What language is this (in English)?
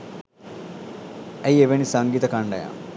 Sinhala